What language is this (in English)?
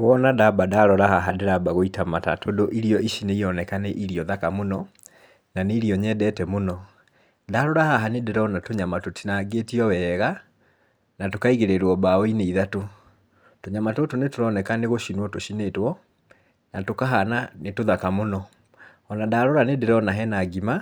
Kikuyu